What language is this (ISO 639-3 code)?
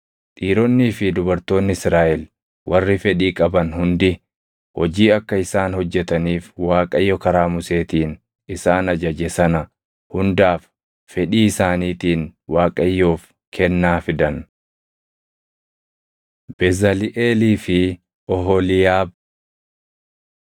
orm